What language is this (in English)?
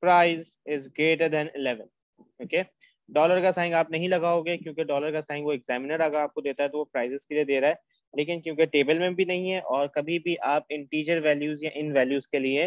Hindi